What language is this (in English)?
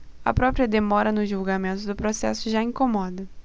Portuguese